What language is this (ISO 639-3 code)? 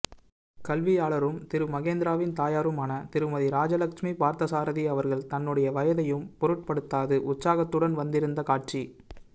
tam